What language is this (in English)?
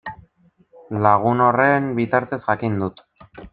Basque